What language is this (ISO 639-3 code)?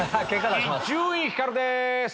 jpn